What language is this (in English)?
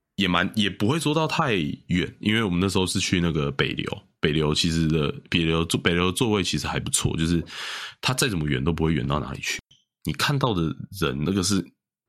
Chinese